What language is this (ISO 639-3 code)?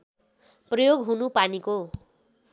nep